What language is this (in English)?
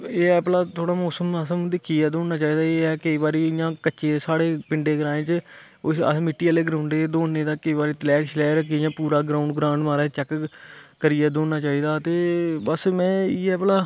Dogri